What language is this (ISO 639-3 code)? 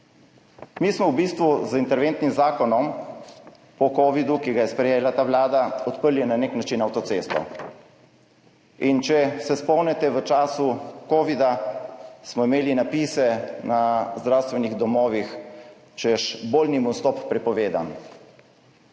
slv